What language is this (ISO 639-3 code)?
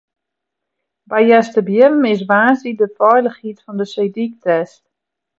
fry